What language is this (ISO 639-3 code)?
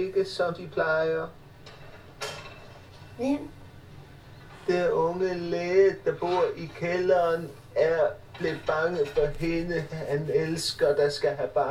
dan